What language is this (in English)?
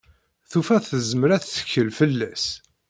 Kabyle